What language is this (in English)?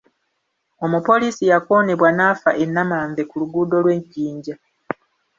Ganda